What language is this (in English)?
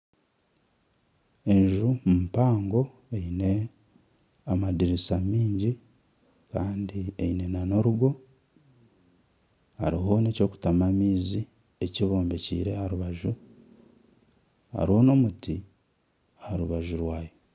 Nyankole